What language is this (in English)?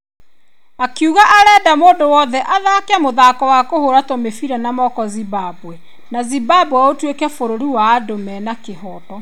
Kikuyu